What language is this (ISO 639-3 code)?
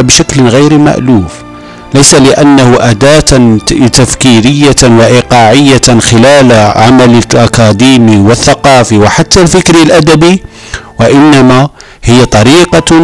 ara